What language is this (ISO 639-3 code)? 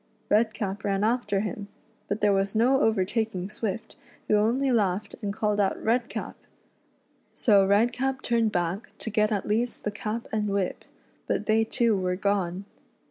eng